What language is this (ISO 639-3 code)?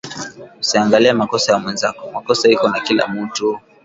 swa